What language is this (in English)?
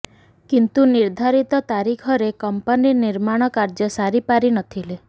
Odia